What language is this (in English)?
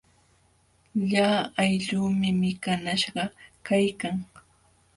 Jauja Wanca Quechua